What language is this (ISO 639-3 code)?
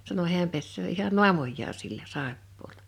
fin